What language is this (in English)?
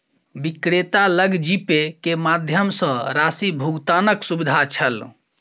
Maithili